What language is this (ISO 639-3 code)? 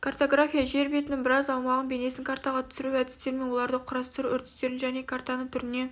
kaz